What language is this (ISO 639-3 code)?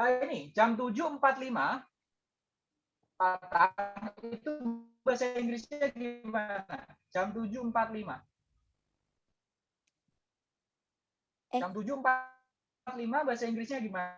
ind